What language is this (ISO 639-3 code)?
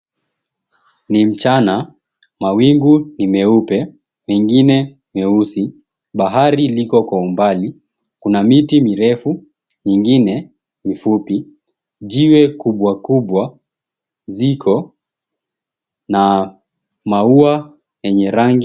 swa